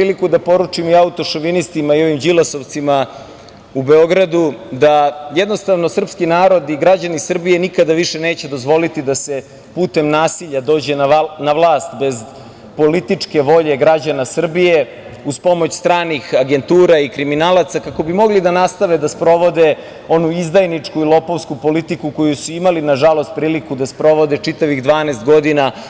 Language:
Serbian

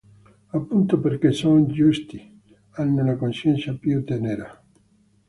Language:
Italian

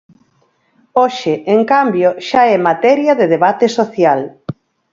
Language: Galician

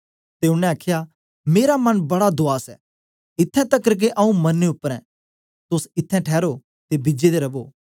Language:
Dogri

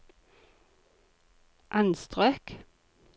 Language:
Norwegian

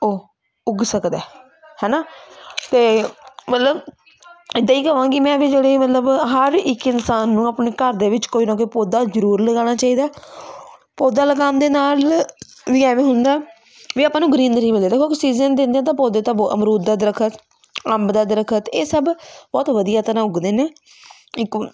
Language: Punjabi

